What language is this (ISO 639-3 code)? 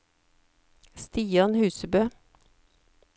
nor